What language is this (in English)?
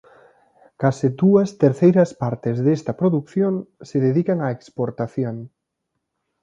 Galician